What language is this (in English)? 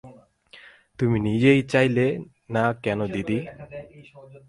Bangla